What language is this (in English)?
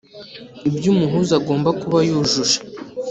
Kinyarwanda